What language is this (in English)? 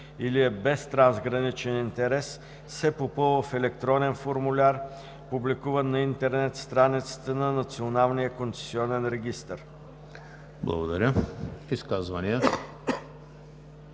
Bulgarian